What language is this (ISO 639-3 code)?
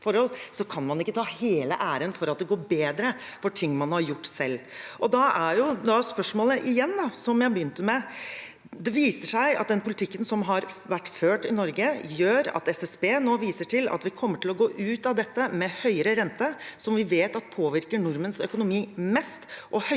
nor